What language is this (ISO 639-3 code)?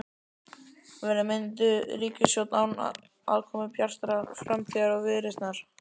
isl